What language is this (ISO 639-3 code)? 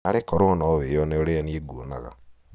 kik